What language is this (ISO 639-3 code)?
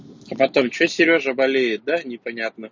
rus